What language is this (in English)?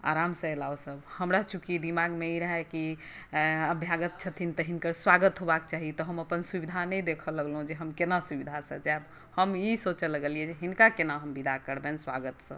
Maithili